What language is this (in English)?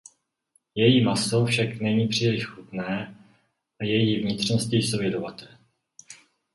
Czech